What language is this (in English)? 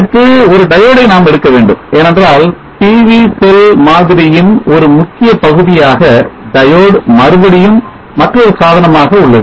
Tamil